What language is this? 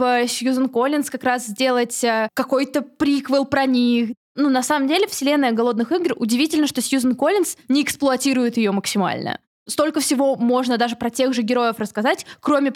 Russian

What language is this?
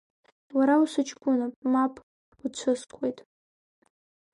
Abkhazian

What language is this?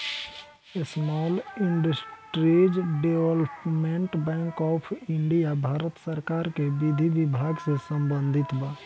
Bhojpuri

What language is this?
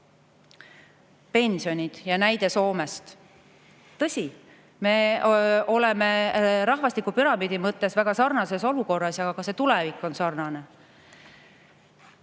Estonian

